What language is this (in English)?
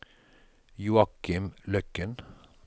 Norwegian